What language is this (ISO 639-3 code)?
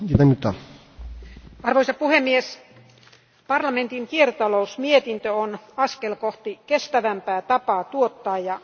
fin